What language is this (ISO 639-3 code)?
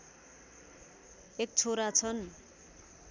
nep